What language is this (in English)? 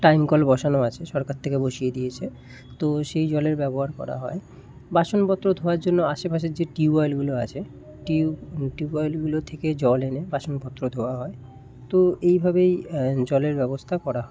Bangla